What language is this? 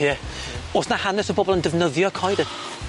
Welsh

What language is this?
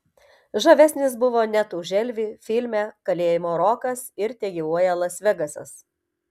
Lithuanian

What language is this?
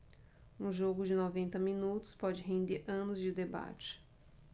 Portuguese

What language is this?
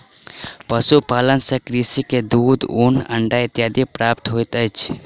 Maithili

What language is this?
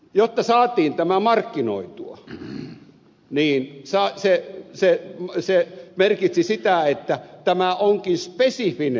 Finnish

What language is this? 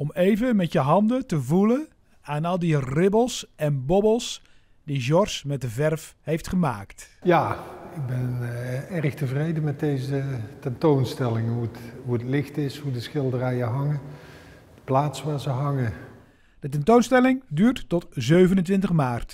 Dutch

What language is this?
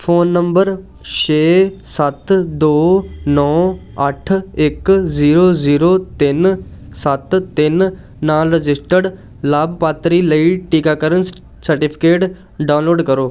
Punjabi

